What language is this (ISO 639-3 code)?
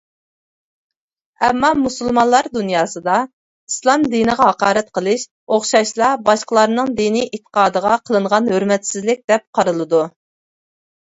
uig